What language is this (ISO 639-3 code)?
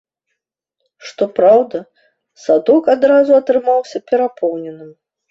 bel